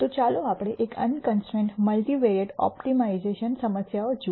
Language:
Gujarati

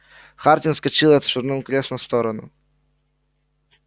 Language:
Russian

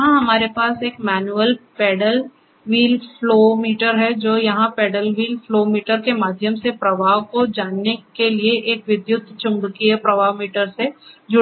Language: Hindi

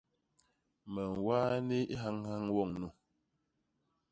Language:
Basaa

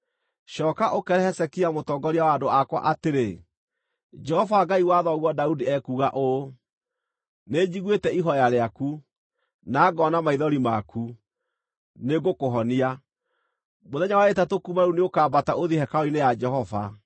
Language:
Kikuyu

